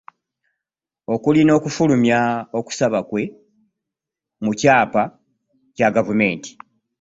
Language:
Ganda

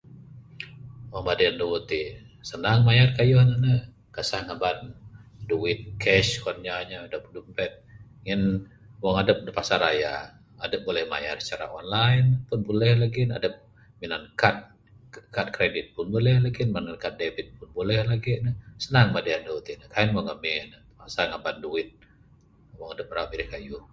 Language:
Bukar-Sadung Bidayuh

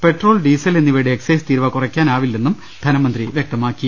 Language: Malayalam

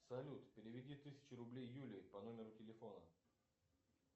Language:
Russian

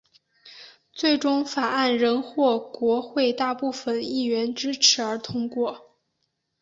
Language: Chinese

